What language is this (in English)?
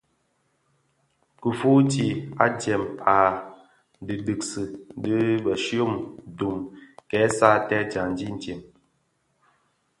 Bafia